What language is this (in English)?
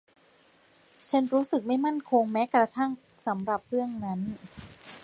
Thai